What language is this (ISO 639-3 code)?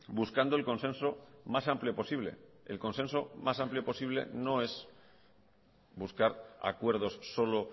spa